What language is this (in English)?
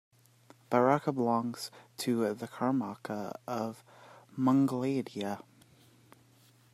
English